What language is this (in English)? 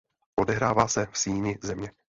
Czech